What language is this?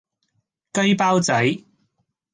Cantonese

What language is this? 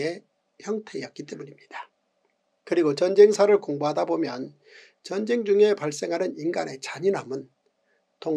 Korean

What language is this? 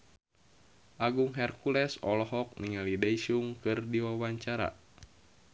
Sundanese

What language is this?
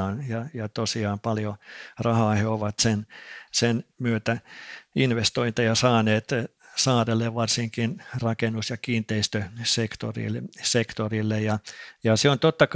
Finnish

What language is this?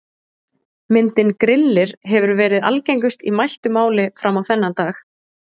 Icelandic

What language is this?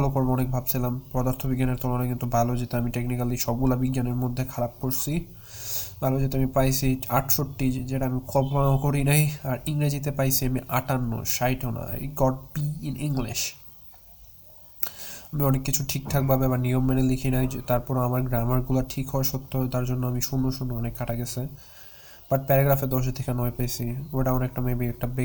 Bangla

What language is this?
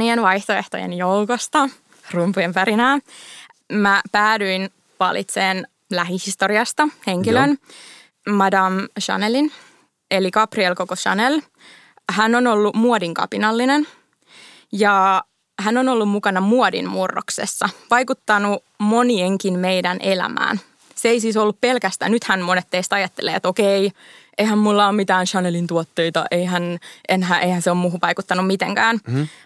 Finnish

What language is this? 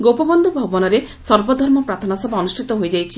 Odia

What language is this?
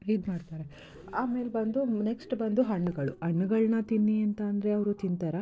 Kannada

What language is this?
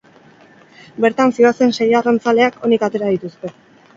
Basque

